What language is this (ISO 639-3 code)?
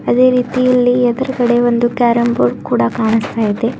kan